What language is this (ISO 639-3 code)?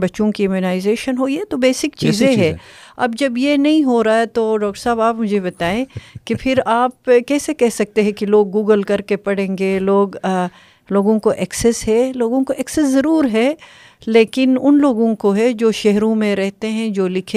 urd